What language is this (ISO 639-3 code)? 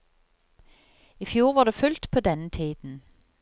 nor